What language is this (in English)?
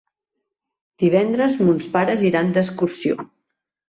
Catalan